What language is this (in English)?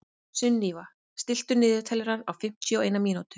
Icelandic